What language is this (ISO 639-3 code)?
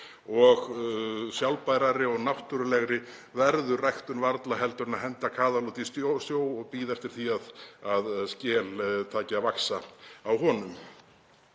isl